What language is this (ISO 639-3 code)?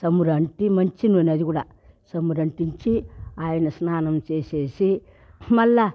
tel